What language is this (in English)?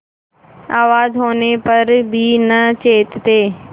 Hindi